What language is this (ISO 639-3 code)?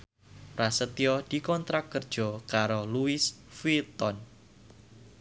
jav